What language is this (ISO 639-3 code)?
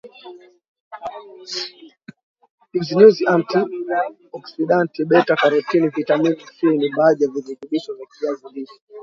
swa